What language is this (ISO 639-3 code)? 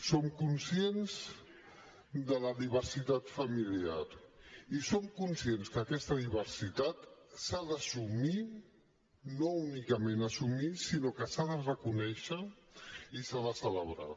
cat